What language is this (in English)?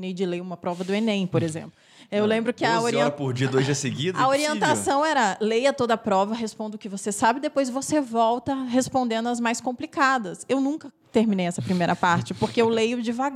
Portuguese